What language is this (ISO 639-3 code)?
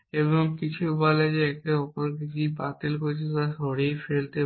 ben